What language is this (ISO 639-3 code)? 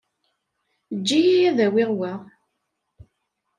kab